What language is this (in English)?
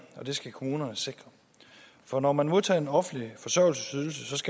Danish